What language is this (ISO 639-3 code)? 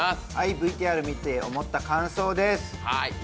jpn